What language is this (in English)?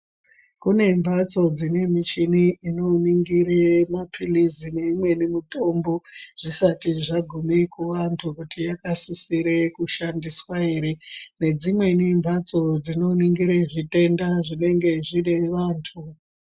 Ndau